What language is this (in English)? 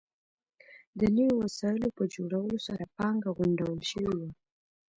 Pashto